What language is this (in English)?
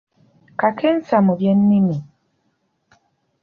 Ganda